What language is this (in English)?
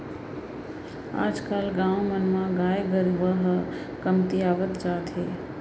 Chhattisgarhi